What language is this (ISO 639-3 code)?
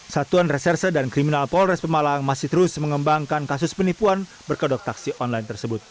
ind